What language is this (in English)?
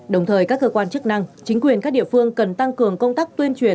Vietnamese